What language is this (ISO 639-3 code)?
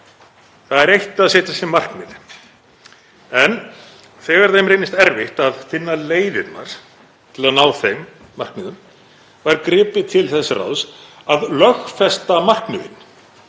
isl